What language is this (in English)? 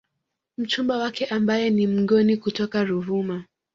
Swahili